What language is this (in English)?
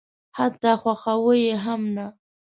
Pashto